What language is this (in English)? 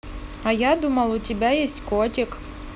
Russian